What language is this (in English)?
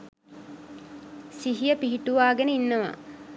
Sinhala